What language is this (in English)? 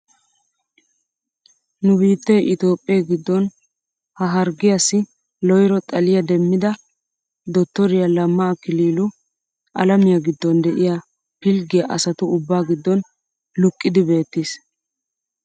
Wolaytta